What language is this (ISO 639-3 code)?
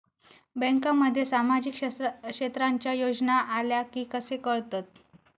mar